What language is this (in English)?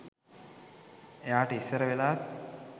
Sinhala